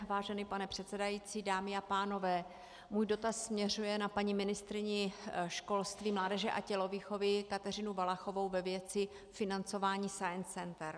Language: Czech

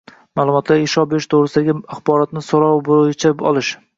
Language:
Uzbek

